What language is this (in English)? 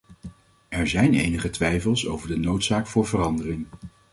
Dutch